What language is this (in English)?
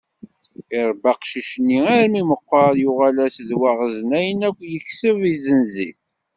Kabyle